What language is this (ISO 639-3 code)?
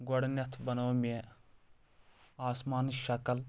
kas